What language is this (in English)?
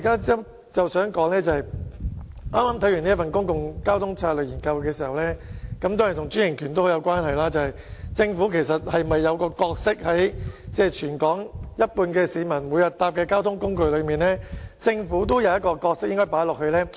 Cantonese